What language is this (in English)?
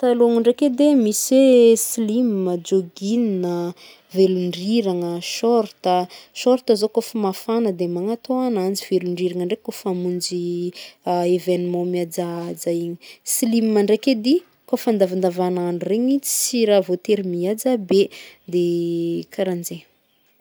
Northern Betsimisaraka Malagasy